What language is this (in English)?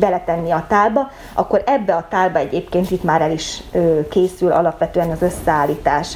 Hungarian